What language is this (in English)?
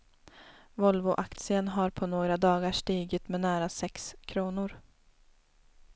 Swedish